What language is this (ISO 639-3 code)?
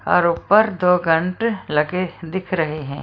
hin